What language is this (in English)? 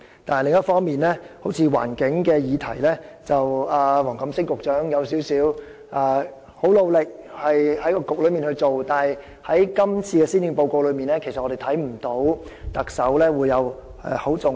Cantonese